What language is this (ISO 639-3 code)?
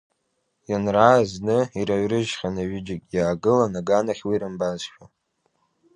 abk